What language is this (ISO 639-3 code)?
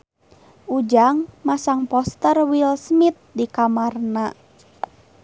sun